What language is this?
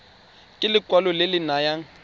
Tswana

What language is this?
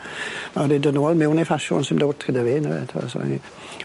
Welsh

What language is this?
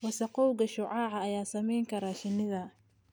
Somali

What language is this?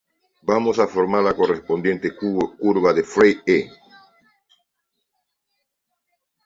Spanish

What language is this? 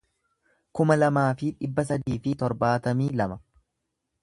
Oromo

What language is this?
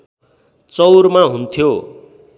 Nepali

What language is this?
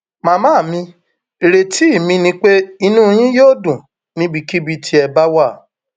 Yoruba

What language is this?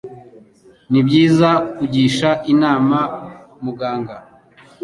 Kinyarwanda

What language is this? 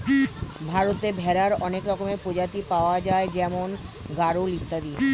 Bangla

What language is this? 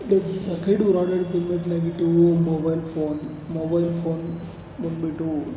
Kannada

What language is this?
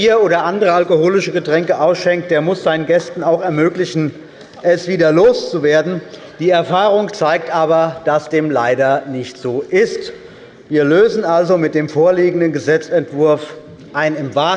German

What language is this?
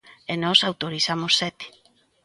Galician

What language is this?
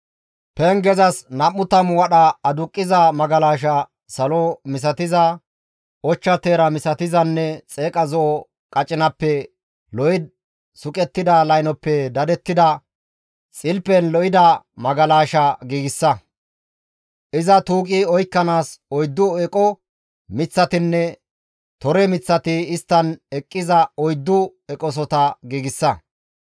Gamo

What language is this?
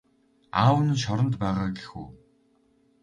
Mongolian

